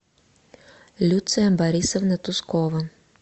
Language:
Russian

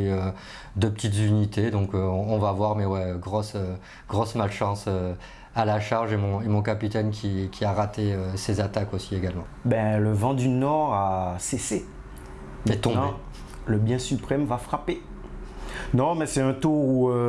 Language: French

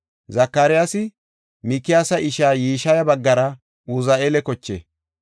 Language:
Gofa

